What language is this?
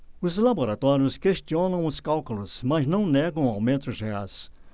Portuguese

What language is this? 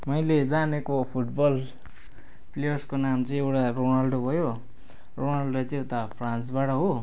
Nepali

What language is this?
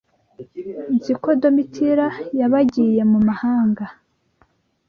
Kinyarwanda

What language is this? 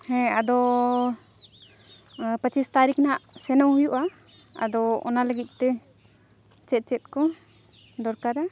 Santali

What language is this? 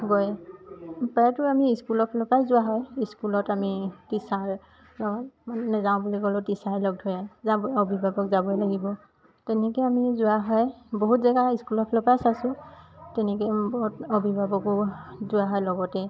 Assamese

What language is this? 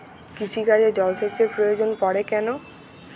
Bangla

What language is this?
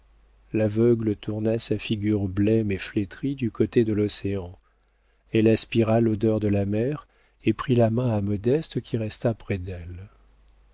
French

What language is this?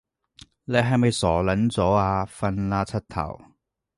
Cantonese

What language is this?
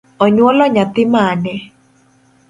Luo (Kenya and Tanzania)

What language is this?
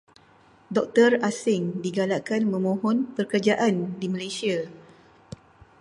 Malay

